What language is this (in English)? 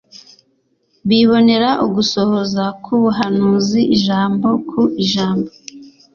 Kinyarwanda